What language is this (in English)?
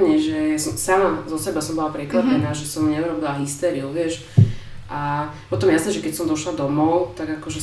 Slovak